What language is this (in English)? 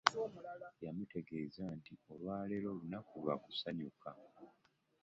Ganda